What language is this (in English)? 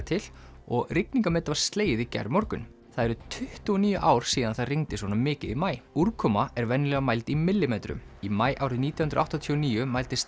Icelandic